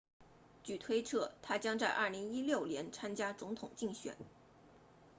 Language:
Chinese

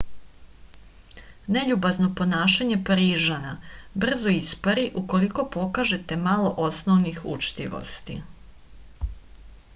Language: Serbian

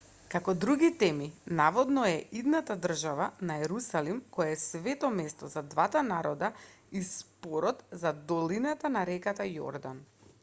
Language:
Macedonian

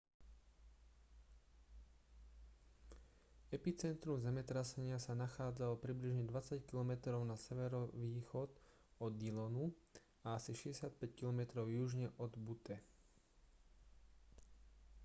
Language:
Slovak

